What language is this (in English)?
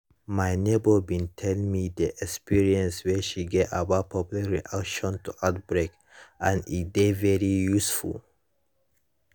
Nigerian Pidgin